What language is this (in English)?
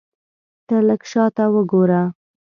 Pashto